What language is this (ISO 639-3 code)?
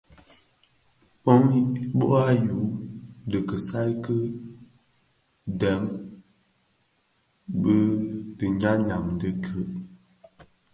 ksf